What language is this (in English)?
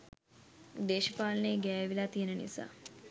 Sinhala